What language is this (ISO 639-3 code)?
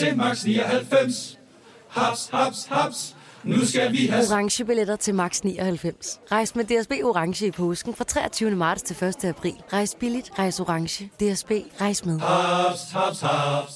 dan